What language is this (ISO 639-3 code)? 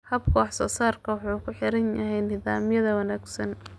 som